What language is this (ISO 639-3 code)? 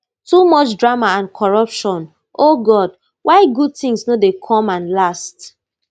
pcm